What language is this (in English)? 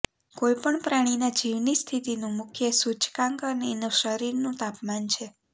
Gujarati